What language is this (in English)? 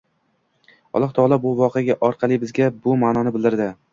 Uzbek